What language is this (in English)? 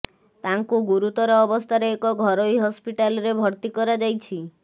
Odia